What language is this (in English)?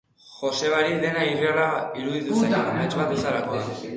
Basque